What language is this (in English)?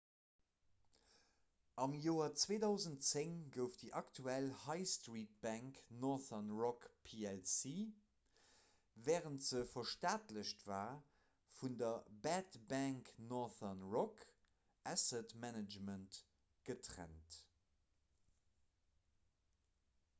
Luxembourgish